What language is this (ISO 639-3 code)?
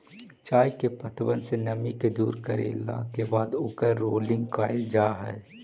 mag